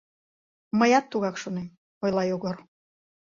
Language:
Mari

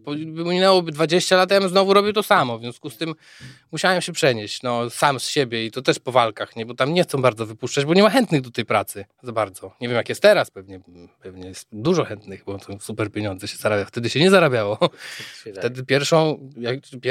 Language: Polish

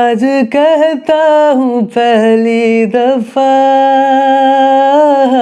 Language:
Hindi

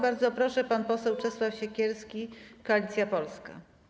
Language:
Polish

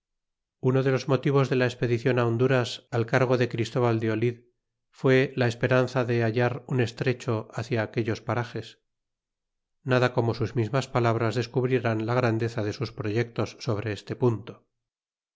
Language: Spanish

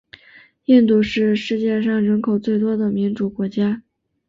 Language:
Chinese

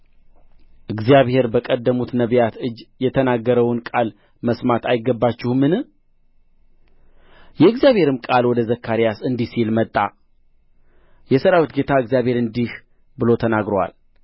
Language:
Amharic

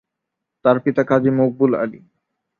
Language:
Bangla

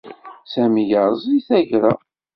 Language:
Kabyle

